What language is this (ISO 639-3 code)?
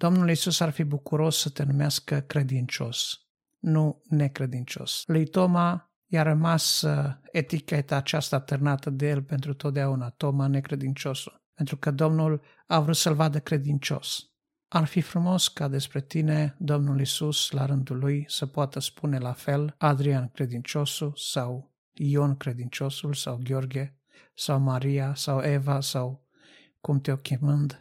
ron